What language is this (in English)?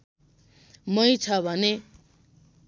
Nepali